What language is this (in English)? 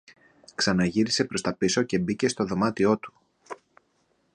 Greek